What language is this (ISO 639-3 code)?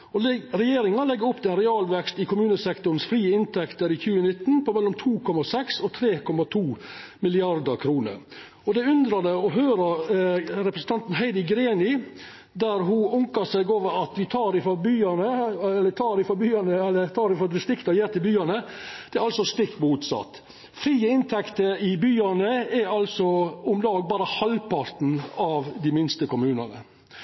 nno